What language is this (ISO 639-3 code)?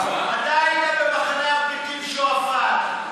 heb